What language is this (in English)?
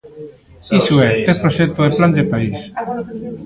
Galician